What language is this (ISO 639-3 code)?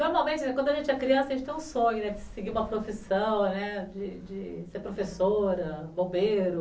por